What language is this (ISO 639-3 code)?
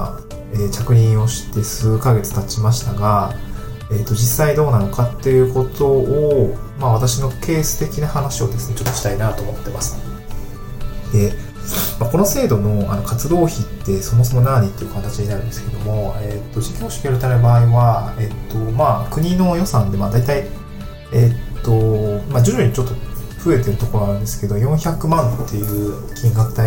jpn